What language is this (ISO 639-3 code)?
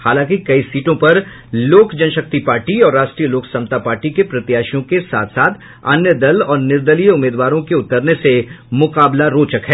hin